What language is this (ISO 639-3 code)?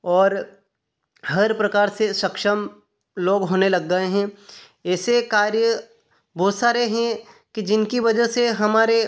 hin